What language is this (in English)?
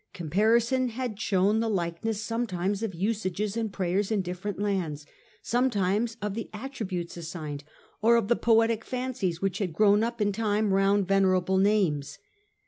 English